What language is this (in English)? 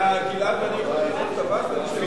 Hebrew